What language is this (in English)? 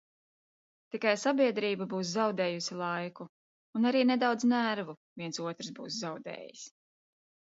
Latvian